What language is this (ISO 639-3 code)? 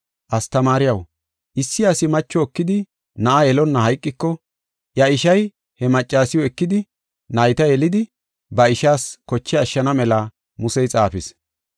gof